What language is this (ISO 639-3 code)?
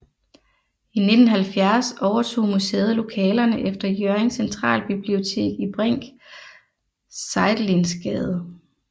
dan